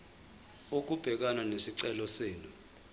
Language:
Zulu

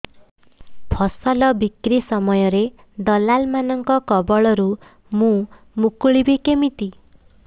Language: Odia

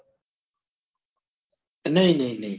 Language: Gujarati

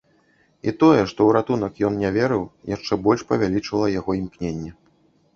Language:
Belarusian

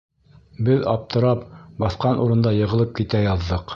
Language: Bashkir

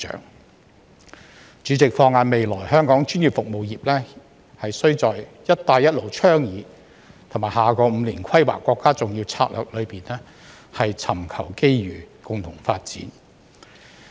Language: Cantonese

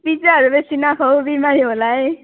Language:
Nepali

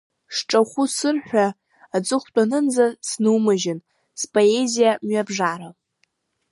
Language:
Abkhazian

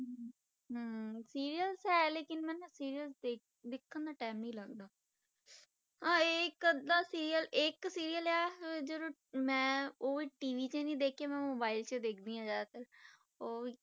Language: Punjabi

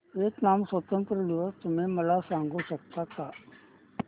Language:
Marathi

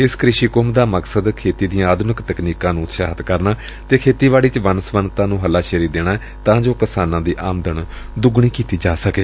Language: Punjabi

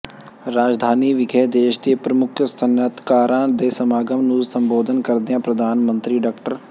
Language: Punjabi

